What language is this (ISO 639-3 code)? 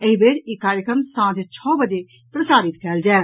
mai